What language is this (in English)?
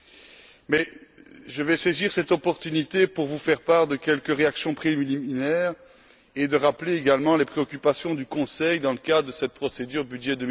French